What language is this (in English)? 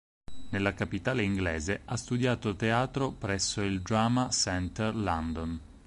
Italian